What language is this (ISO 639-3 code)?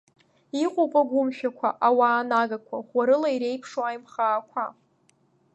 abk